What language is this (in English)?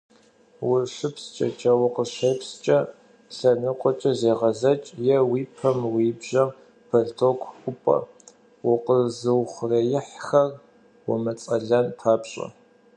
Kabardian